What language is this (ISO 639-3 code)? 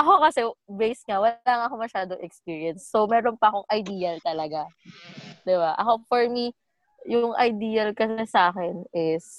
fil